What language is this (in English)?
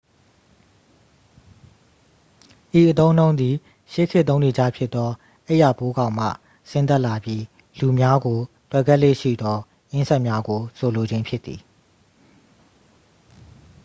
Burmese